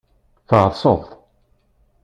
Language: Kabyle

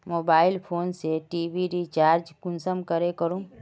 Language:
Magahi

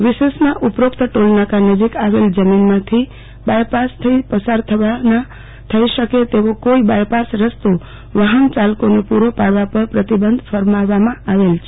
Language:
Gujarati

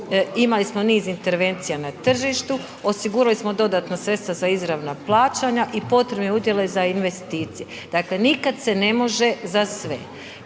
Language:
Croatian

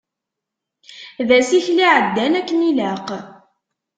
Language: Kabyle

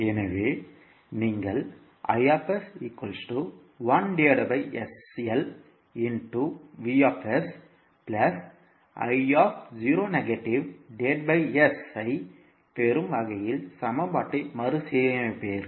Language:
Tamil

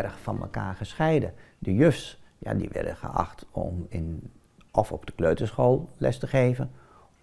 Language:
Dutch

